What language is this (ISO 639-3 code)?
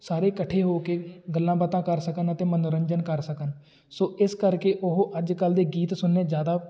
pan